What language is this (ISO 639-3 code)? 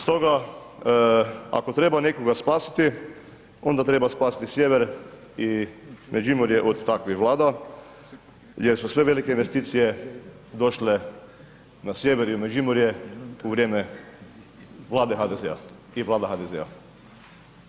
hrv